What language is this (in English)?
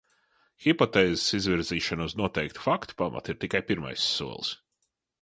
Latvian